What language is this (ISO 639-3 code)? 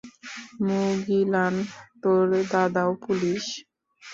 ben